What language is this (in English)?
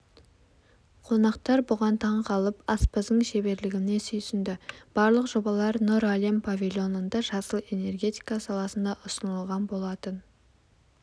Kazakh